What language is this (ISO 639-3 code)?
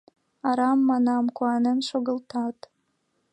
chm